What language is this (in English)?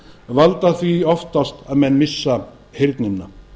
Icelandic